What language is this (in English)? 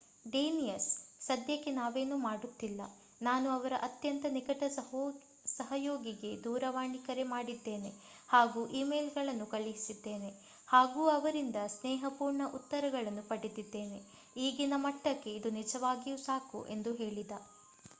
Kannada